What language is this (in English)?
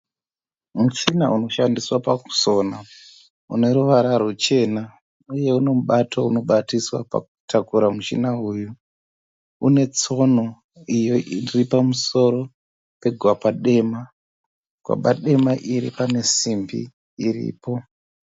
Shona